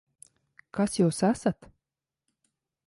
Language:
Latvian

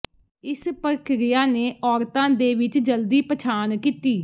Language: Punjabi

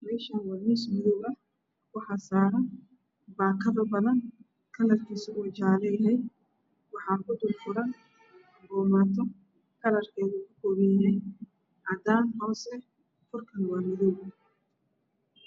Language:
Somali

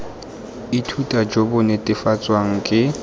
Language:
Tswana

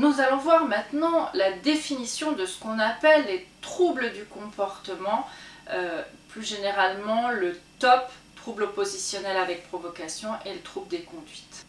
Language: French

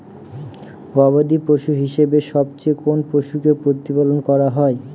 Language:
Bangla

